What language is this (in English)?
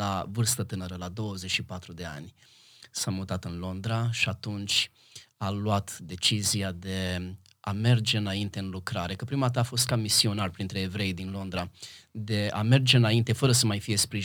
Romanian